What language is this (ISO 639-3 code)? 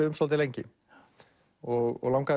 isl